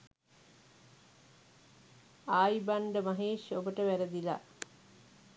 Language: Sinhala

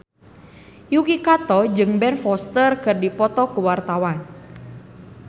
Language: Sundanese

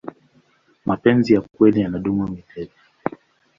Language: Swahili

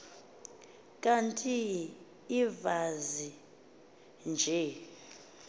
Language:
Xhosa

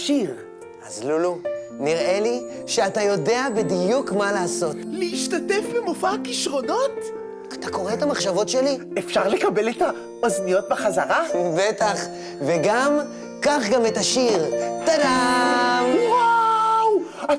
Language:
Hebrew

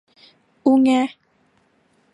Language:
Thai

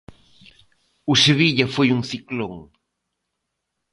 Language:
Galician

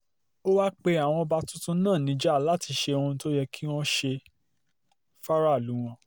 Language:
Yoruba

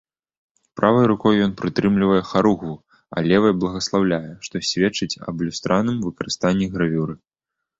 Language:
Belarusian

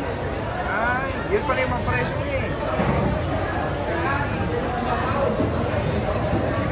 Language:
Filipino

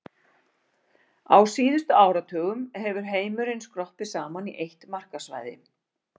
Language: Icelandic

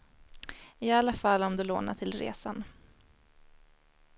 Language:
Swedish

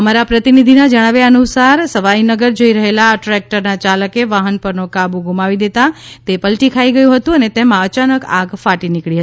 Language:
Gujarati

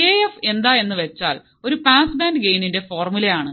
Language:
Malayalam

